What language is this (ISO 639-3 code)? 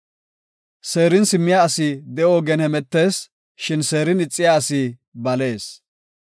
gof